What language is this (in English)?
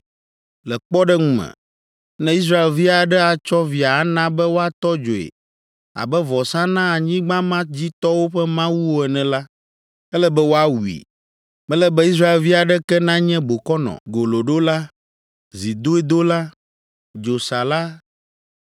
Ewe